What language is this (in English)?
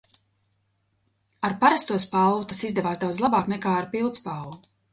Latvian